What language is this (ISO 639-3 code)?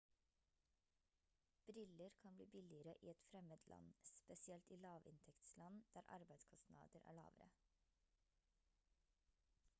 nob